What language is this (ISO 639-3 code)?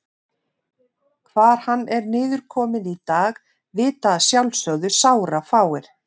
isl